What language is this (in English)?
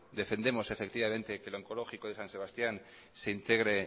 Spanish